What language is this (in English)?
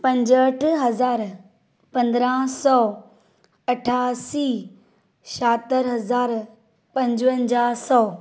Sindhi